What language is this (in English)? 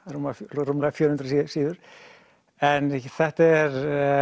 Icelandic